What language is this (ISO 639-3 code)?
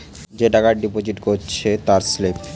ben